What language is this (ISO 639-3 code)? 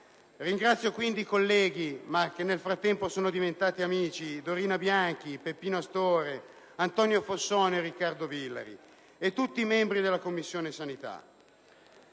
ita